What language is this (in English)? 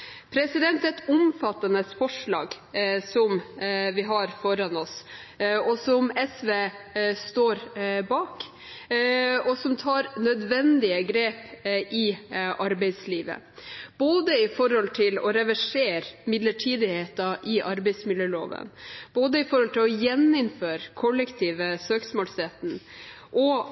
Norwegian Bokmål